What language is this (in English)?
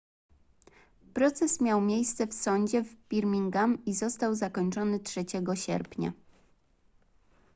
Polish